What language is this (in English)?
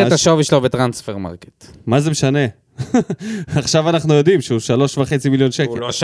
Hebrew